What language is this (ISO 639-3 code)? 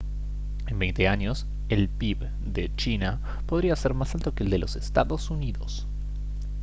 spa